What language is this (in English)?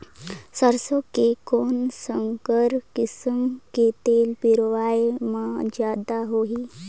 Chhattisgarhi